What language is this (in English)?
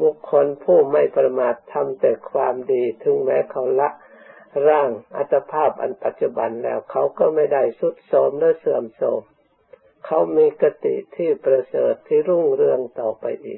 Thai